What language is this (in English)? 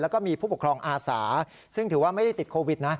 Thai